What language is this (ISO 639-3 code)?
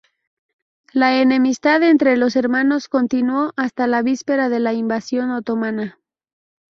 spa